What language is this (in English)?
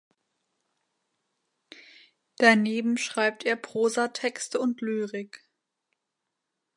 German